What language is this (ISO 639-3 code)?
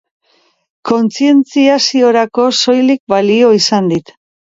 eus